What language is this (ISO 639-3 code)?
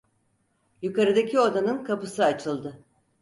tur